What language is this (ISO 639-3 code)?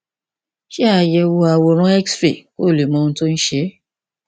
yor